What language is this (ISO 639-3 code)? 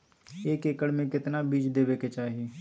mag